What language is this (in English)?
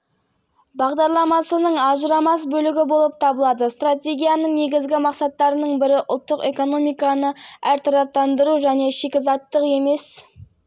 Kazakh